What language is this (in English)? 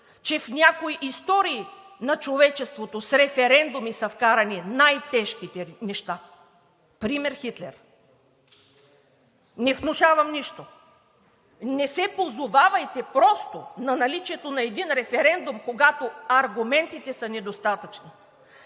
Bulgarian